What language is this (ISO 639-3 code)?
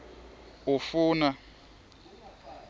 ssw